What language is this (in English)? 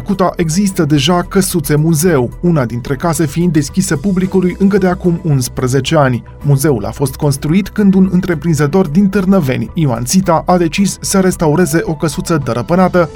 Romanian